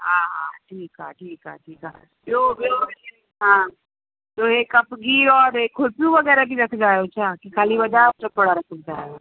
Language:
Sindhi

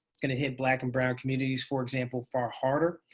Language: English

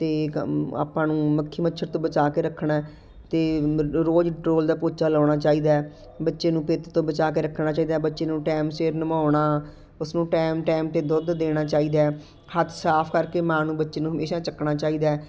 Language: Punjabi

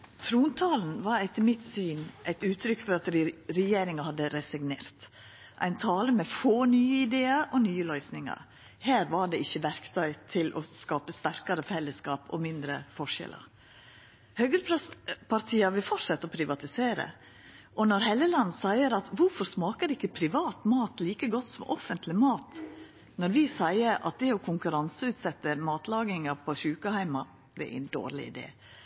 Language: Norwegian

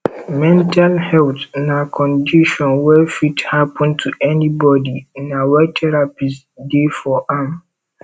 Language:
Nigerian Pidgin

